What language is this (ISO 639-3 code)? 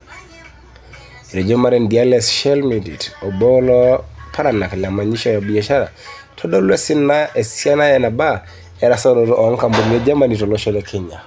mas